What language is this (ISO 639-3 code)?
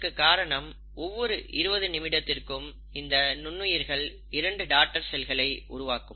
tam